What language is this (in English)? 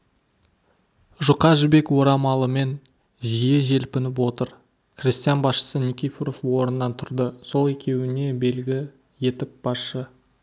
Kazakh